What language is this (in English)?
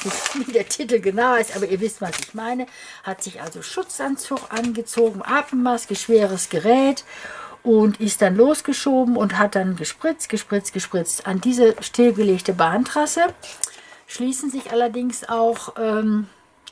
German